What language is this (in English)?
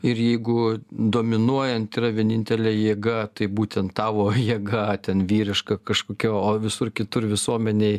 Lithuanian